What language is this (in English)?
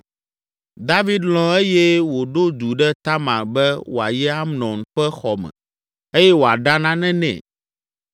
Ewe